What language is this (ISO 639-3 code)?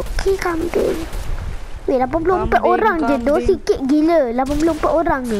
msa